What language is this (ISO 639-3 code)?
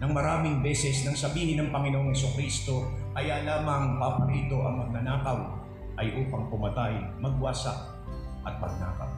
fil